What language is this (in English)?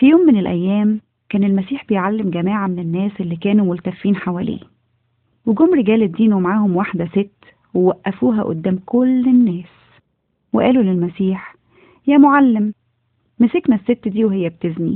Arabic